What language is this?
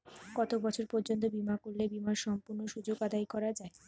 Bangla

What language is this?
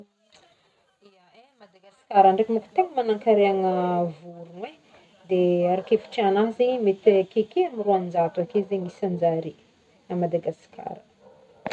Northern Betsimisaraka Malagasy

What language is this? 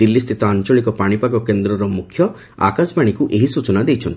Odia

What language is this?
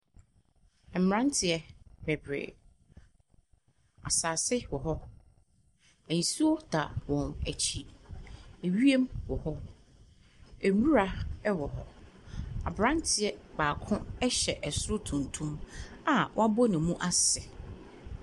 Akan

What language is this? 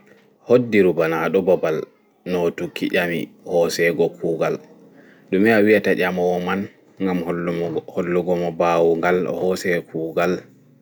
Fula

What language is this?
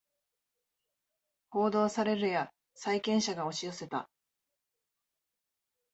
Japanese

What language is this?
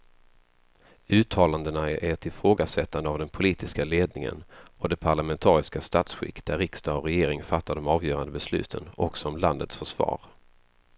Swedish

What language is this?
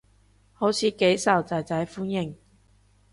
Cantonese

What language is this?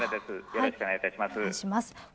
Japanese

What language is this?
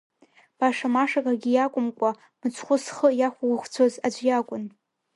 Abkhazian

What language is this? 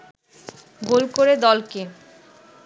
Bangla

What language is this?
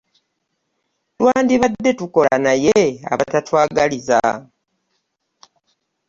Ganda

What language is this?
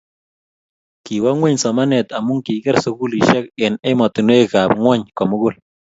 Kalenjin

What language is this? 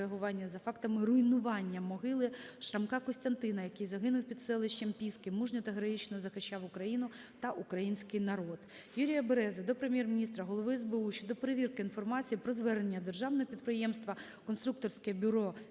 Ukrainian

